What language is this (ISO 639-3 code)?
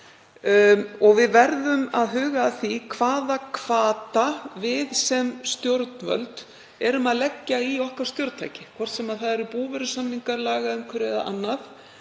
isl